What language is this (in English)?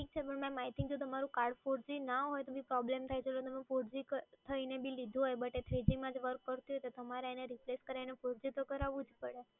Gujarati